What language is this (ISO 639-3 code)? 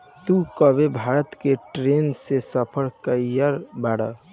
bho